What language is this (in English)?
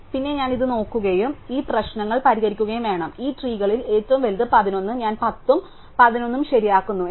Malayalam